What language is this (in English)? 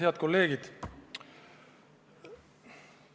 Estonian